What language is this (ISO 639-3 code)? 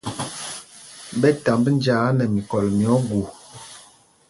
mgg